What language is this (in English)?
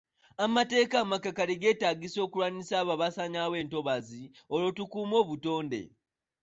Ganda